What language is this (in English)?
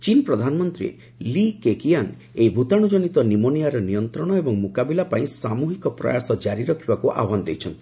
Odia